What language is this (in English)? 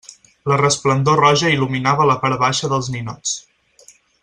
Catalan